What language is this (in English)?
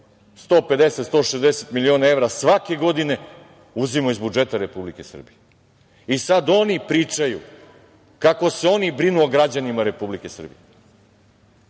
Serbian